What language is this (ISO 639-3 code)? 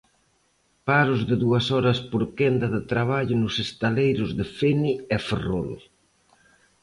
glg